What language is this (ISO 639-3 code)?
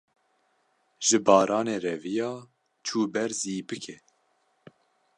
kur